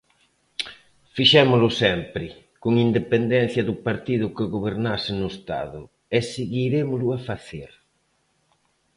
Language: Galician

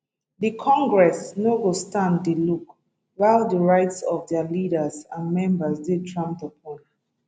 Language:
Nigerian Pidgin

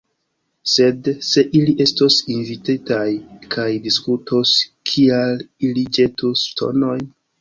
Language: Esperanto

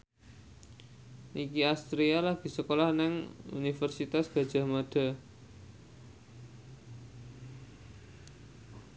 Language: Javanese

